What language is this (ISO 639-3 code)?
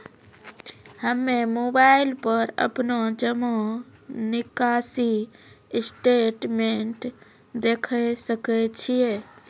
mai